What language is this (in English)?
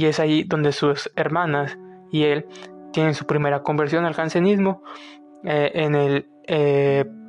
Spanish